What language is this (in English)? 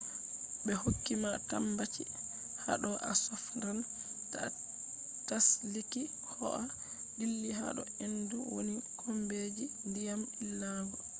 Fula